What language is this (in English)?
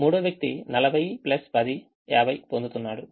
Telugu